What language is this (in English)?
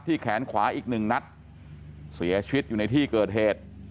Thai